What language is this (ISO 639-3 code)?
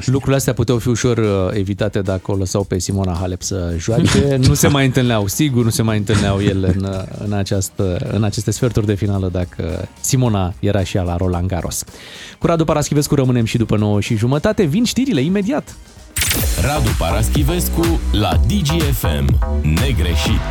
ron